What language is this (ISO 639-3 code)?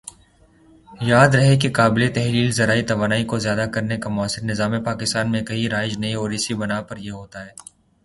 urd